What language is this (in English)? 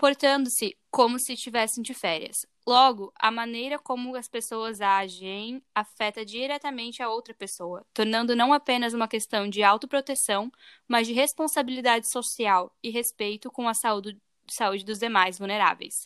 Portuguese